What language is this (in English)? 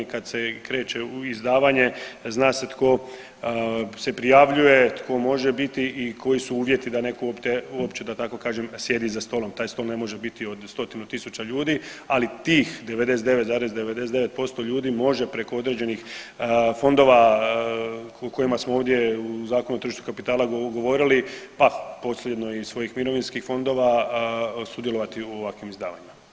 Croatian